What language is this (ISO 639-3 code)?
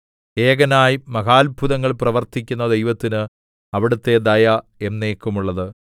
mal